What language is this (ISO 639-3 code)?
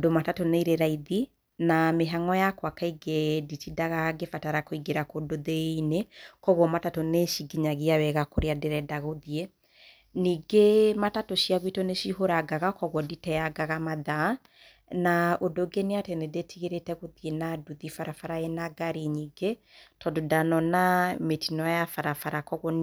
kik